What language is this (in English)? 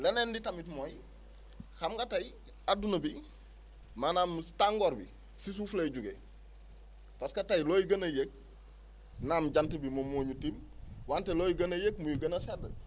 Wolof